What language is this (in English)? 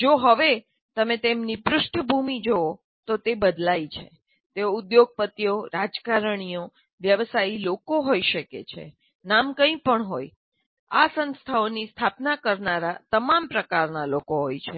Gujarati